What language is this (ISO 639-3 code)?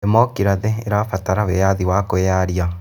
kik